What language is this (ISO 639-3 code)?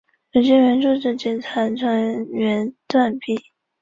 zho